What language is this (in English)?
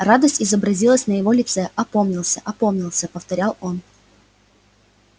Russian